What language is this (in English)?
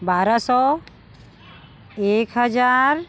Hindi